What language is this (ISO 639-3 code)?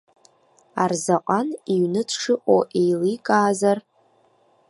abk